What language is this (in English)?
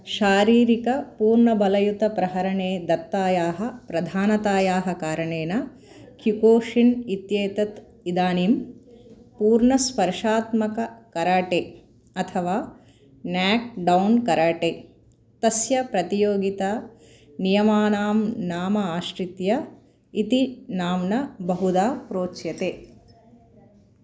Sanskrit